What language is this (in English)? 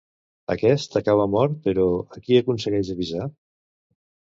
Catalan